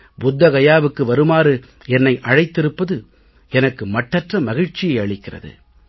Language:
Tamil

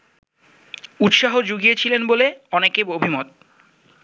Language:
Bangla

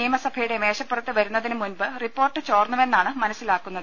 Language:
Malayalam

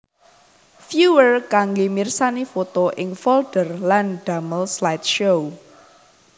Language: Javanese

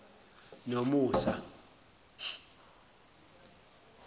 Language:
Zulu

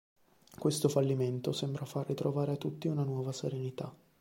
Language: Italian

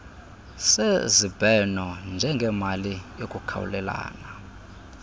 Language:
Xhosa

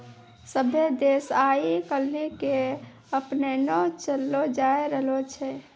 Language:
Maithili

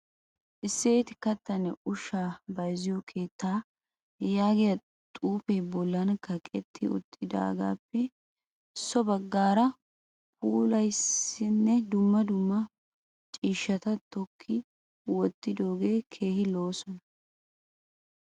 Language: Wolaytta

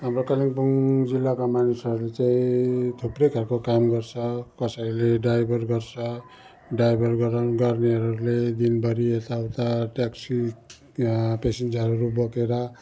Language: Nepali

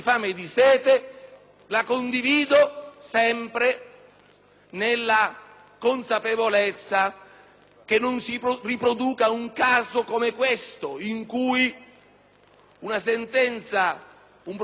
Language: Italian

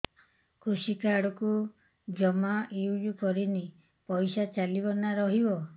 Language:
Odia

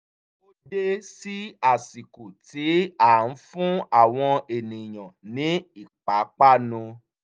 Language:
Yoruba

